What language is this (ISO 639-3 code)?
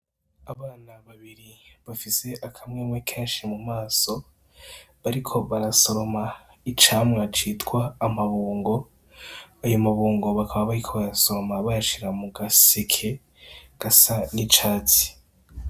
run